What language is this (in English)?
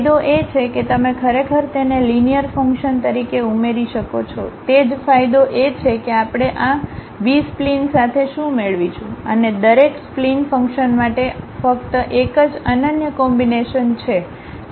Gujarati